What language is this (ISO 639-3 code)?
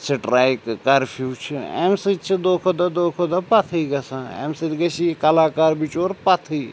kas